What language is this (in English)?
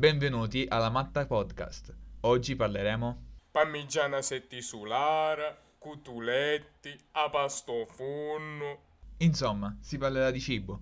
Italian